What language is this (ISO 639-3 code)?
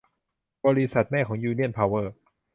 tha